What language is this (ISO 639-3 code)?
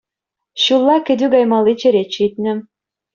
chv